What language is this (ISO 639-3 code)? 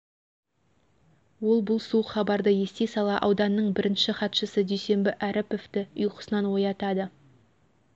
kaz